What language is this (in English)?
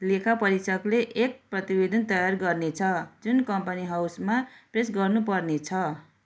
Nepali